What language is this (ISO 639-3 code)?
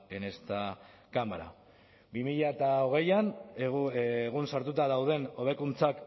eus